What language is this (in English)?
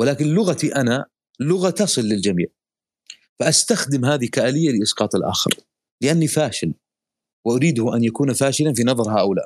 Arabic